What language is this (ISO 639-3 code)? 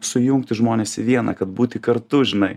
lit